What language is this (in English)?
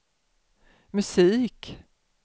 Swedish